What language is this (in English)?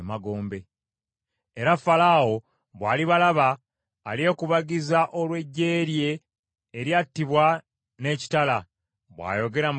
Ganda